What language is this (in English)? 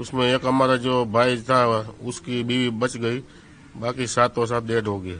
Hindi